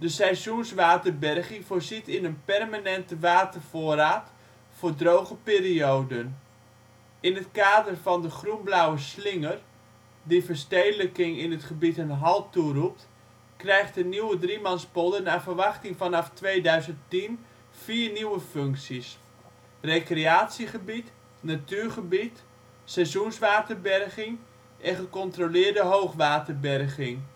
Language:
Dutch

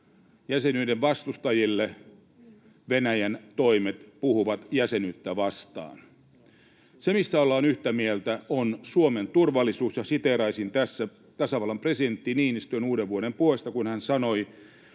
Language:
Finnish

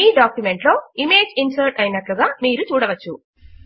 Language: Telugu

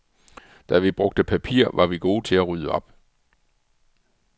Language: Danish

